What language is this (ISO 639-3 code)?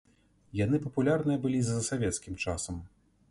bel